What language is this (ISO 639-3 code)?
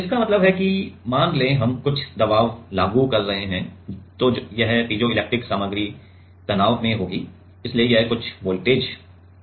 hin